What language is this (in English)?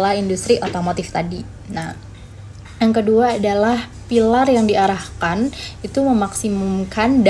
Indonesian